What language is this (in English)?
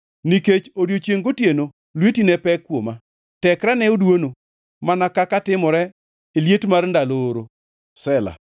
Luo (Kenya and Tanzania)